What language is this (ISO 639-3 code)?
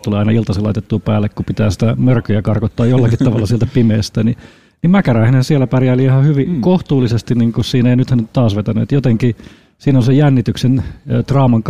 fin